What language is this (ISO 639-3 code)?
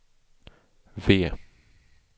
swe